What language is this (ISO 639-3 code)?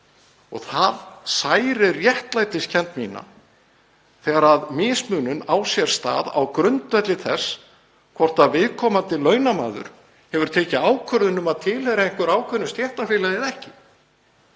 isl